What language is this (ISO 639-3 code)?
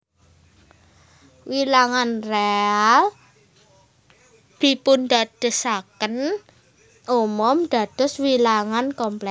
jav